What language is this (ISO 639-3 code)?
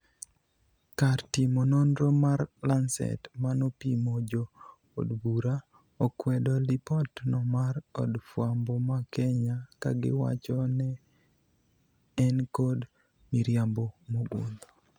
luo